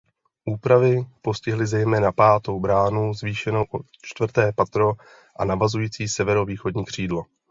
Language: Czech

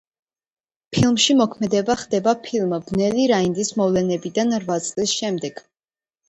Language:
Georgian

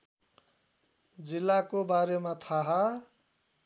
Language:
Nepali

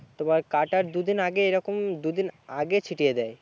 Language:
Bangla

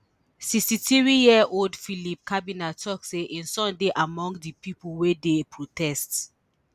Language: Nigerian Pidgin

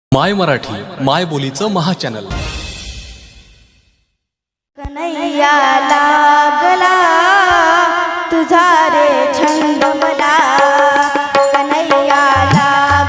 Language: Marathi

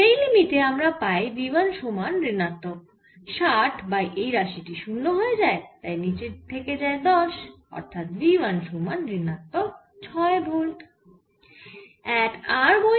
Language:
Bangla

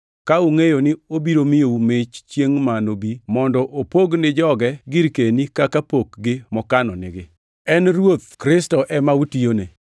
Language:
Luo (Kenya and Tanzania)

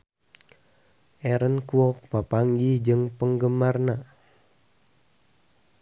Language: Sundanese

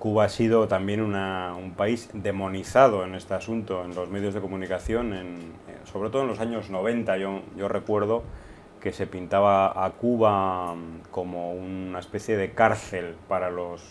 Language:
Spanish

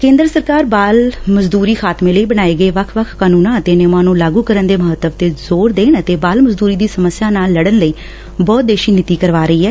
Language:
Punjabi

